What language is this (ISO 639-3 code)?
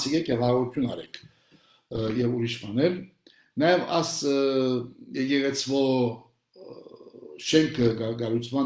tur